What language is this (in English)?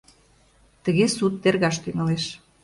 Mari